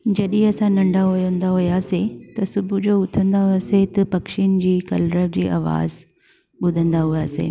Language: Sindhi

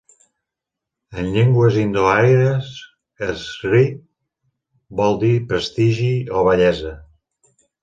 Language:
Catalan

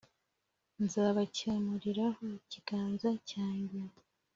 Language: Kinyarwanda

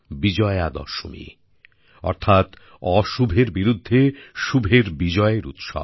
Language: Bangla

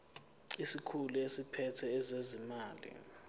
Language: Zulu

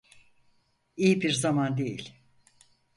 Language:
Turkish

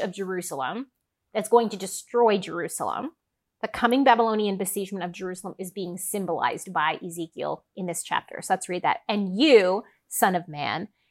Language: English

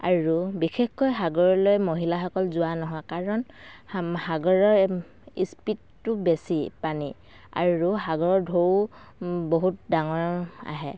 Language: Assamese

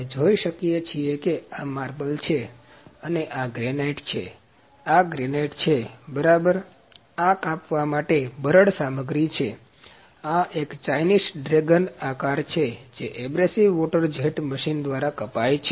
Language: Gujarati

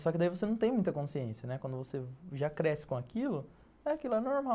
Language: Portuguese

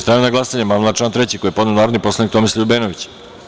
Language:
Serbian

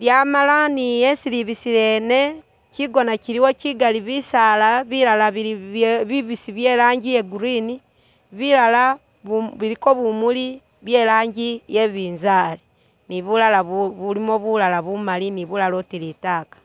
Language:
Masaaba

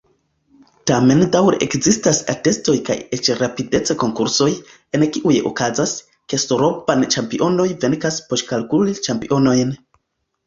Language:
Esperanto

